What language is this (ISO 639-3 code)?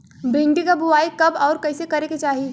bho